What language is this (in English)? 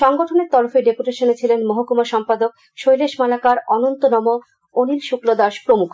Bangla